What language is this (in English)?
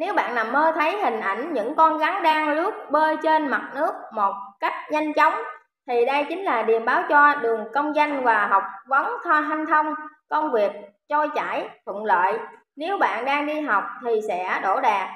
Vietnamese